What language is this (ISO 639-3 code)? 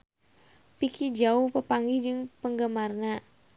sun